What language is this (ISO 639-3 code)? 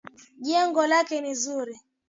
swa